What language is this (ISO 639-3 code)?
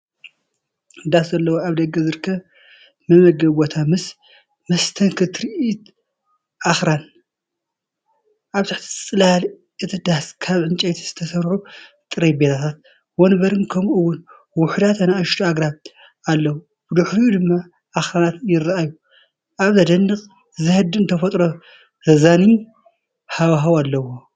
tir